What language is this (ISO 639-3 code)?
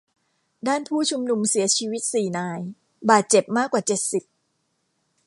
tha